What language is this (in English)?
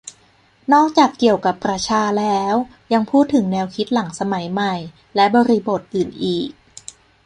Thai